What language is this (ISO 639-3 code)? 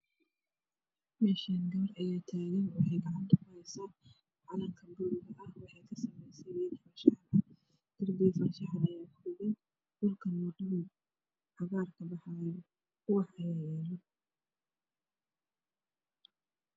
som